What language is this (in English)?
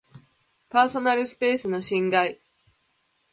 Japanese